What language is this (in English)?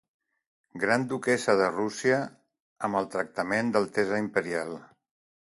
Catalan